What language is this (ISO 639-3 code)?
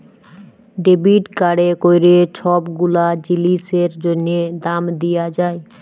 ben